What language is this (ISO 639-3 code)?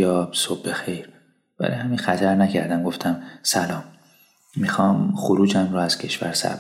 fas